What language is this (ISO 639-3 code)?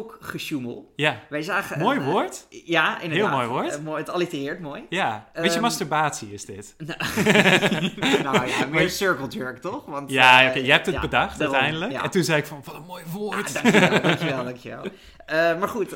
nld